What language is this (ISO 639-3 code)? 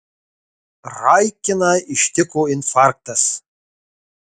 lit